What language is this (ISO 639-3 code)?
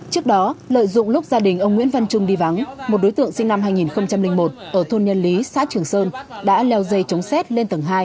vie